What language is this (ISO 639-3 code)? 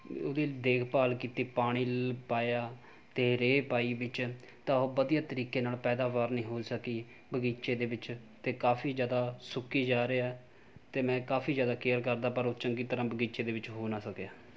pan